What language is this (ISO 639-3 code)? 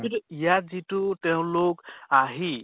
asm